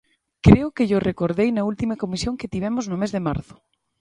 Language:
Galician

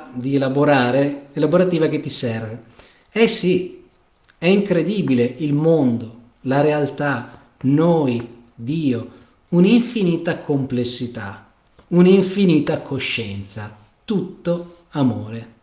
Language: Italian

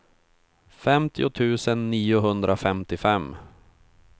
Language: Swedish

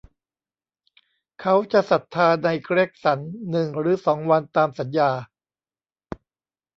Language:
Thai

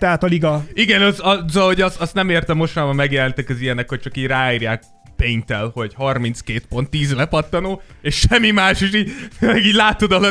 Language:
Hungarian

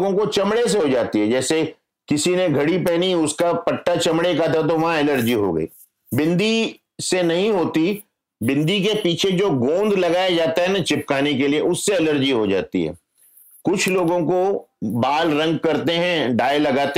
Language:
Hindi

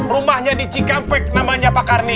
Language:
Indonesian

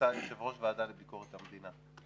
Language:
Hebrew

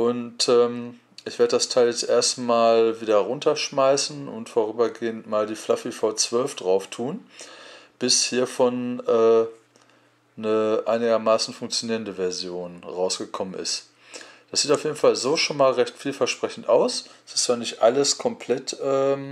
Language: German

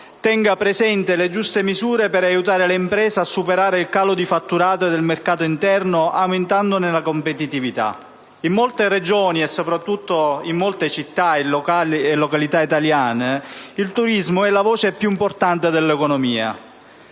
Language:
Italian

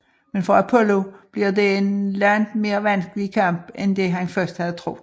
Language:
Danish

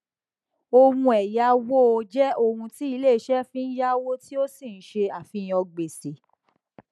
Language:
Yoruba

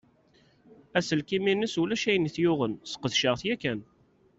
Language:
Kabyle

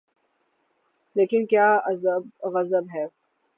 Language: Urdu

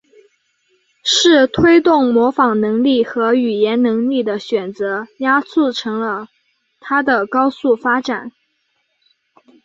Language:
Chinese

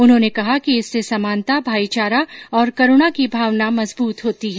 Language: Hindi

